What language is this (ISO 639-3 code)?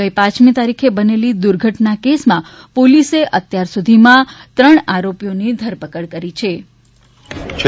guj